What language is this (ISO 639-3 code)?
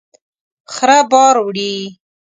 pus